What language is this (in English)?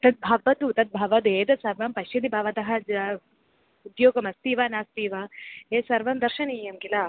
Sanskrit